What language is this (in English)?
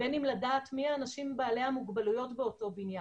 Hebrew